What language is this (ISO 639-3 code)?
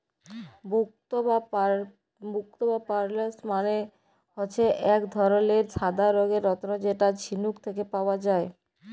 ben